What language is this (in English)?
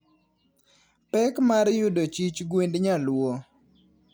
Luo (Kenya and Tanzania)